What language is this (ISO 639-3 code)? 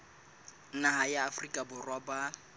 sot